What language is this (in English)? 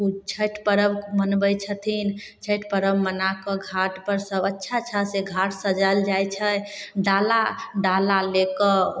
Maithili